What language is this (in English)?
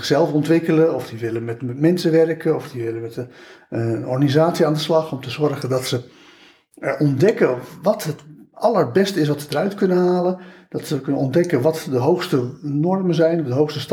Dutch